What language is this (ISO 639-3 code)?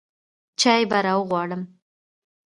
pus